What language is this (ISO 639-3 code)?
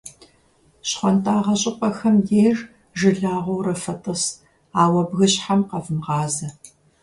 kbd